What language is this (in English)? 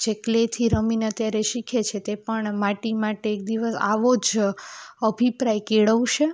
Gujarati